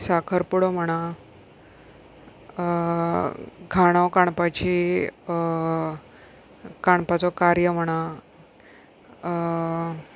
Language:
Konkani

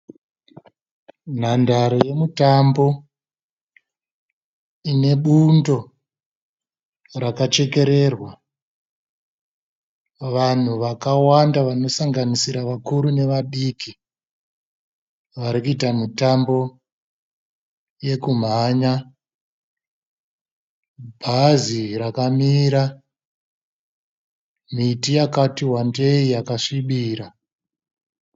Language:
Shona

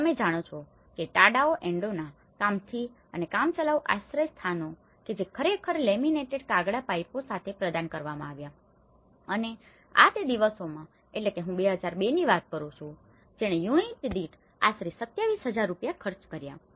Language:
Gujarati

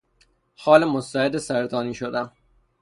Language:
Persian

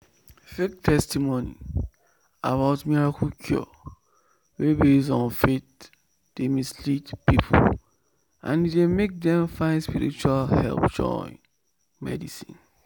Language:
Nigerian Pidgin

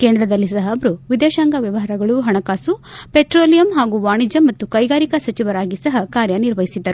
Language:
Kannada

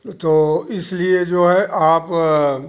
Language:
Hindi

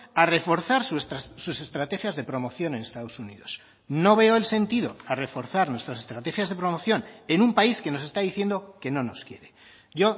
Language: Spanish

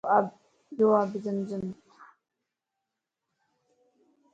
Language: Lasi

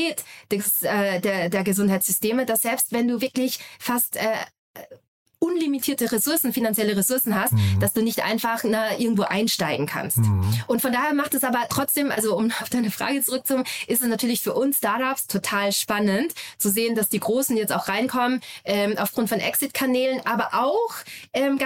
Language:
German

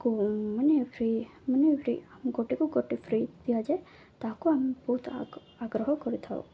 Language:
Odia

